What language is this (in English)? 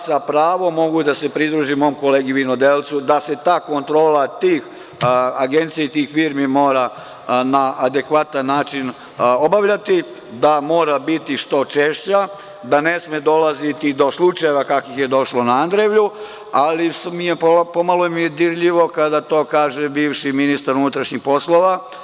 Serbian